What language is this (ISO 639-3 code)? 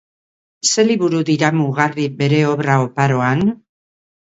eus